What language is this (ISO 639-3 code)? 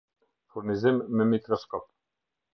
sqi